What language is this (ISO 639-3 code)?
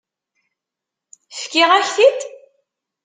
kab